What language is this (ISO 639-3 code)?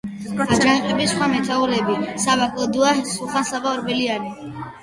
kat